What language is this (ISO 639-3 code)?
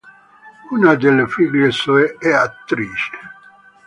ita